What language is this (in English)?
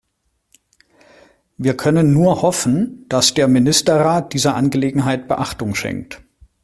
German